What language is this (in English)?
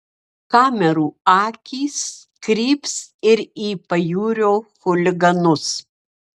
Lithuanian